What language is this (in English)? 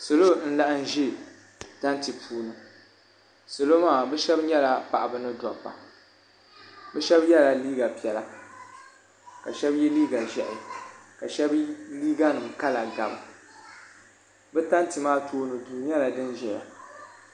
Dagbani